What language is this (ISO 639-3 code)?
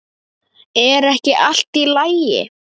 isl